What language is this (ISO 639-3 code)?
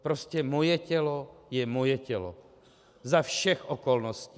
ces